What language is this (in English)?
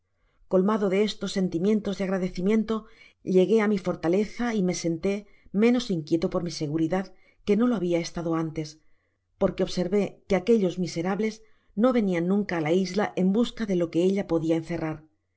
Spanish